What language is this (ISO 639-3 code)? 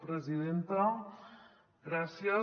cat